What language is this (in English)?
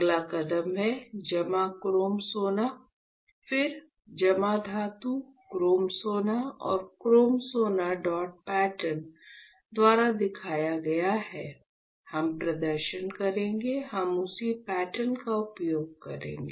Hindi